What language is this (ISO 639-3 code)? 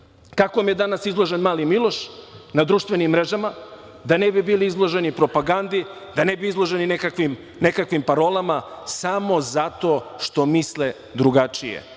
srp